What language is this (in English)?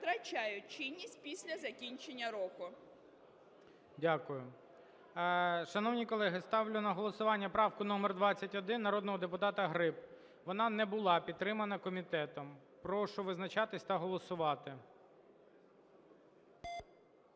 Ukrainian